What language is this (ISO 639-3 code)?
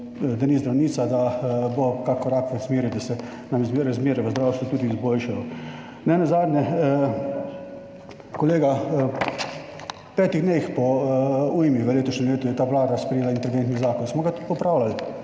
slv